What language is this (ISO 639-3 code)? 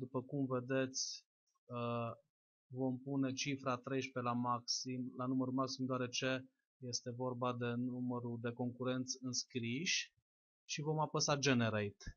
ron